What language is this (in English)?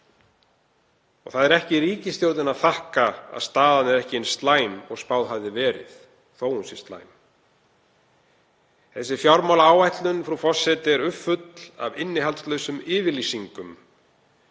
Icelandic